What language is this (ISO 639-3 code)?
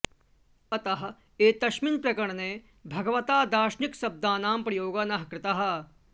san